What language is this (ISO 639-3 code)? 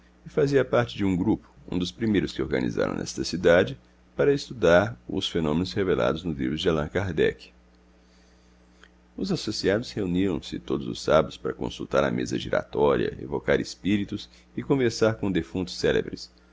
por